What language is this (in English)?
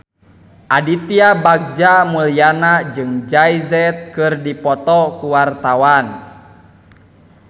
Sundanese